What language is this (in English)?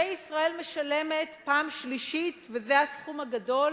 Hebrew